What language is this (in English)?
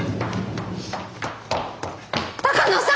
Japanese